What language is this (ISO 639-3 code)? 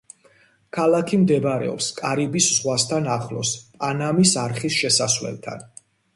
kat